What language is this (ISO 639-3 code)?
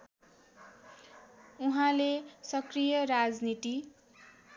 nep